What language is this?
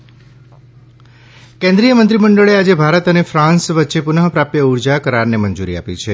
Gujarati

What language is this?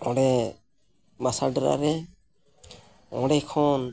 Santali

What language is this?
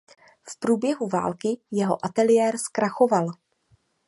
Czech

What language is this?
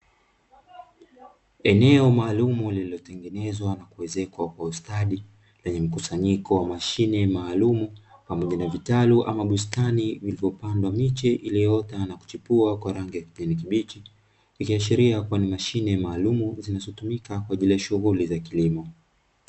Swahili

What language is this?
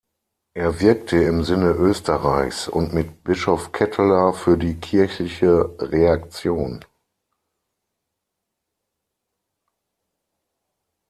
German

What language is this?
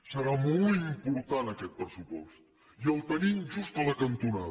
Catalan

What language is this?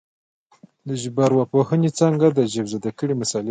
Pashto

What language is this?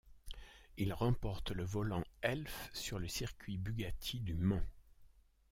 French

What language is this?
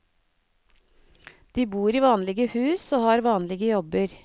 Norwegian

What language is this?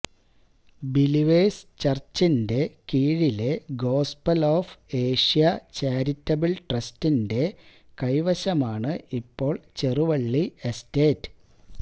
Malayalam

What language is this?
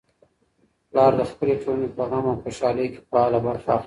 Pashto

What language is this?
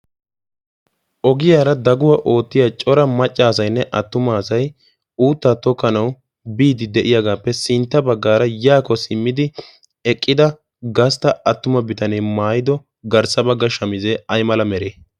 Wolaytta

